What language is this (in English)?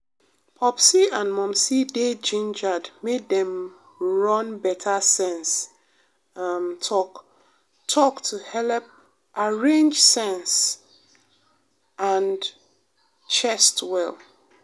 Nigerian Pidgin